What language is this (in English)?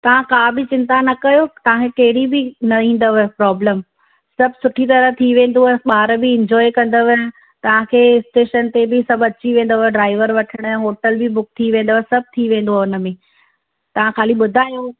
Sindhi